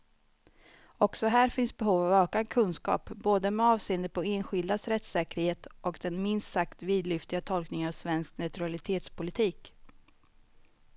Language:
Swedish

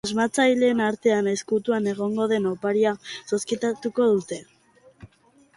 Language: Basque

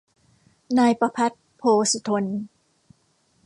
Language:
Thai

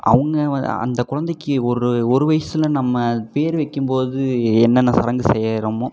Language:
Tamil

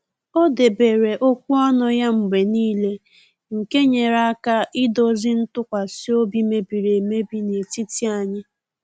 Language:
Igbo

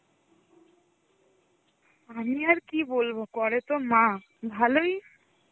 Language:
Bangla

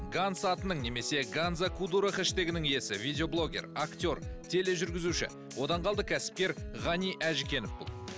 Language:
Kazakh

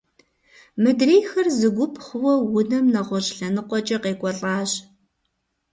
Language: Kabardian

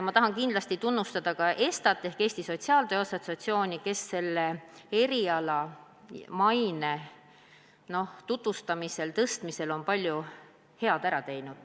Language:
Estonian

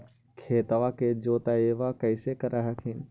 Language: Magahi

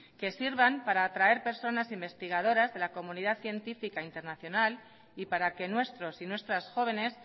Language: Spanish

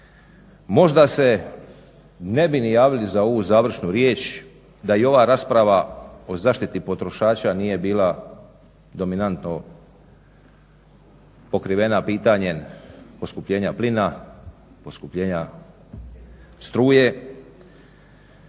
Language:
Croatian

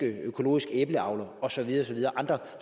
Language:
Danish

